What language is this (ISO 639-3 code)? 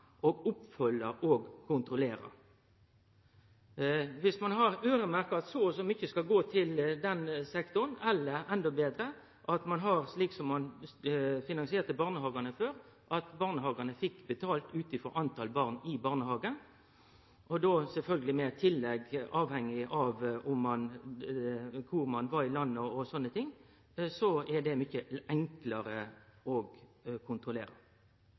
nno